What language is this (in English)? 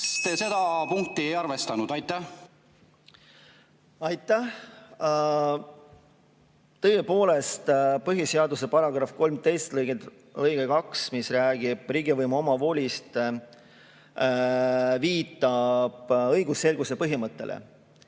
Estonian